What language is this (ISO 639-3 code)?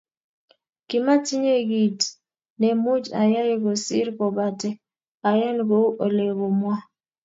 kln